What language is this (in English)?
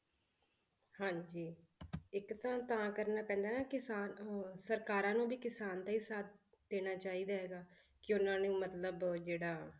Punjabi